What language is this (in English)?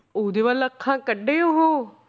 Punjabi